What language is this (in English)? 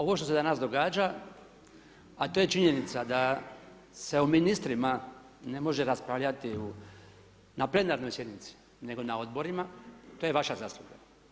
Croatian